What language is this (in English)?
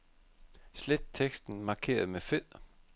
Danish